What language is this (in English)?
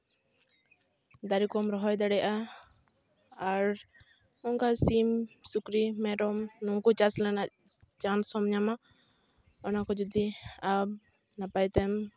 Santali